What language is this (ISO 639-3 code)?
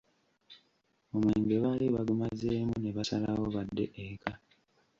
lug